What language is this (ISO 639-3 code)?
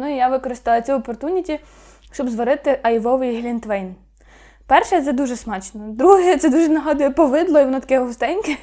ukr